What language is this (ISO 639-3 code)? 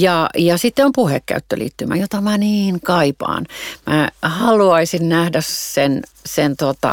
fin